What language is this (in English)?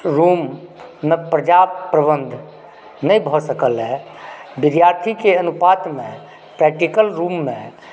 Maithili